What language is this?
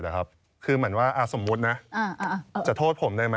Thai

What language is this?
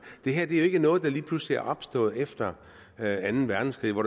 Danish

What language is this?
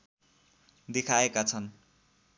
Nepali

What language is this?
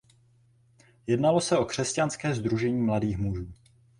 Czech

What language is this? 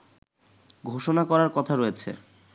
Bangla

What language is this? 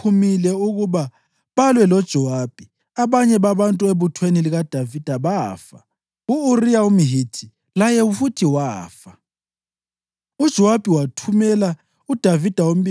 North Ndebele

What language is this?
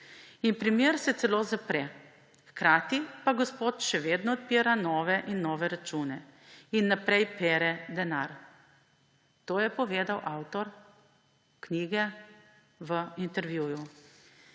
Slovenian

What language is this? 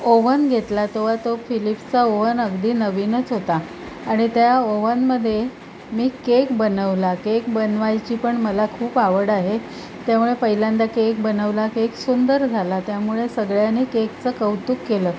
Marathi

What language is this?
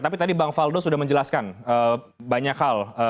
Indonesian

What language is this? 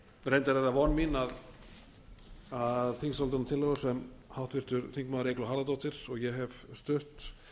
Icelandic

